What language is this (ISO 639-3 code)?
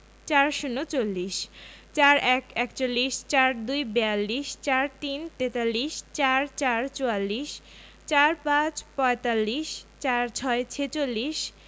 ben